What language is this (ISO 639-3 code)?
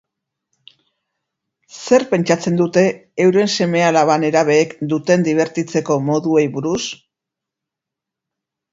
eus